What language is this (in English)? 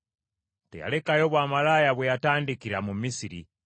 Ganda